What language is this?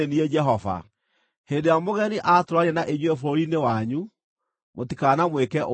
Kikuyu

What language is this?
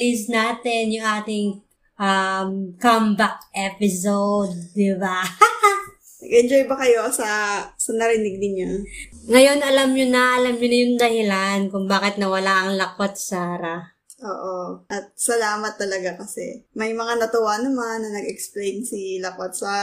Filipino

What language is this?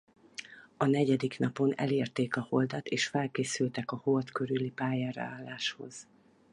Hungarian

